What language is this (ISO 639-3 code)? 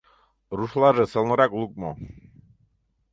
chm